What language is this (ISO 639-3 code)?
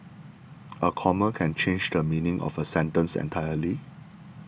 eng